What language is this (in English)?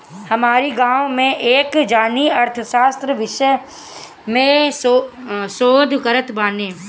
Bhojpuri